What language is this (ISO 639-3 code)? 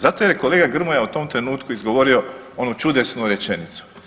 hrv